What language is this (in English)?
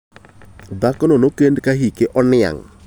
Luo (Kenya and Tanzania)